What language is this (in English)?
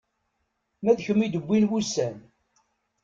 Kabyle